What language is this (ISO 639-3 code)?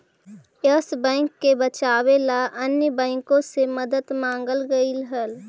mag